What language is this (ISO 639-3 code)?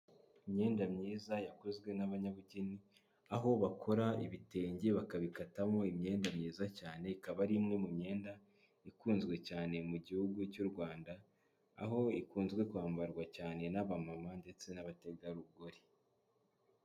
kin